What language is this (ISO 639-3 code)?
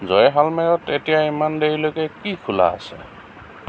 asm